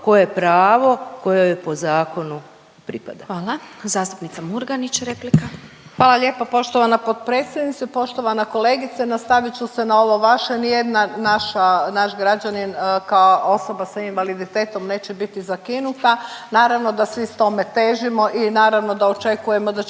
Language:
Croatian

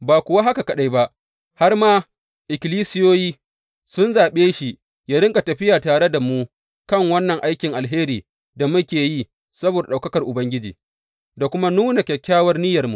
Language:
Hausa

